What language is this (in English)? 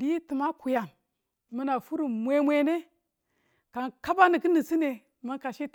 Tula